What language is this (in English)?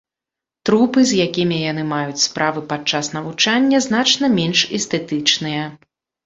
Belarusian